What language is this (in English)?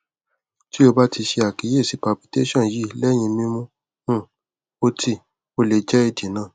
Yoruba